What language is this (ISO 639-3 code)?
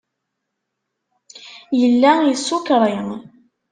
kab